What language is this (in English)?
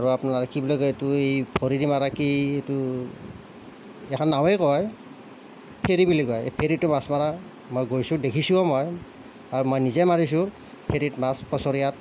Assamese